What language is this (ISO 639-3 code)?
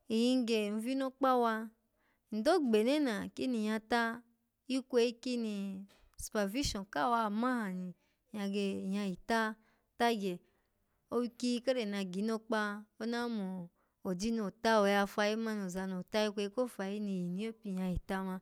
ala